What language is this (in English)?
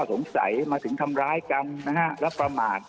Thai